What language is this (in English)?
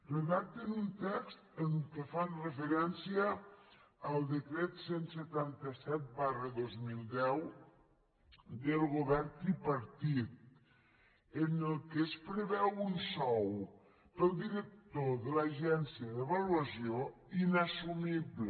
Catalan